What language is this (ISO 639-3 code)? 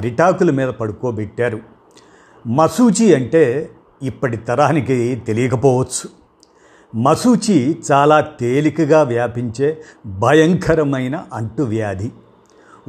tel